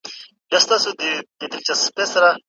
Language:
Pashto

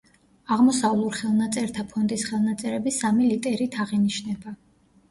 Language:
Georgian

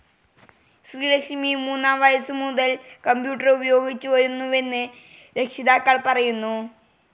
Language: Malayalam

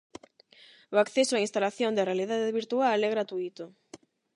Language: Galician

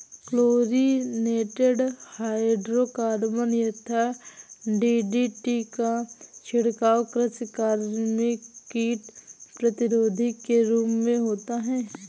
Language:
Hindi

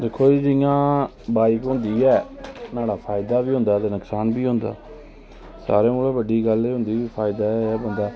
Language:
Dogri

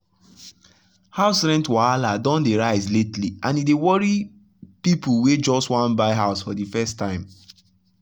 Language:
Nigerian Pidgin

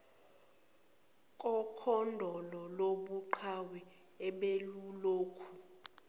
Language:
Zulu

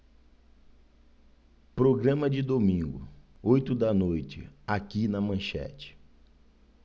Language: Portuguese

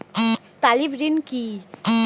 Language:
Bangla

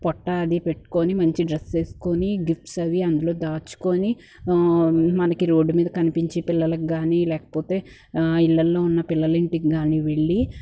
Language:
Telugu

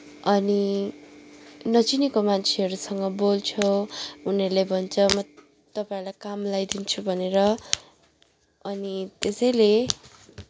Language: Nepali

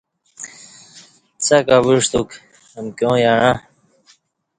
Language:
Kati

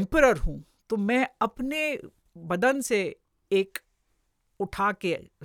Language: Hindi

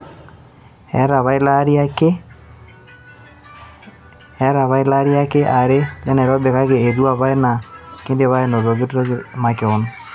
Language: Masai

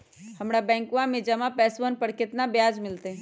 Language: Magahi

